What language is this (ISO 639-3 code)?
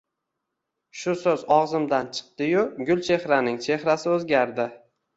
uzb